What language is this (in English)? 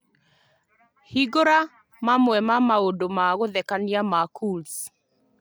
Kikuyu